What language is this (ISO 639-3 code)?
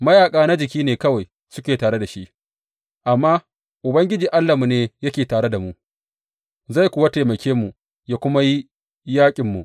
hau